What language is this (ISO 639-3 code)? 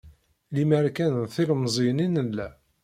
kab